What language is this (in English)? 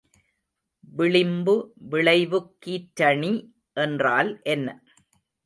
Tamil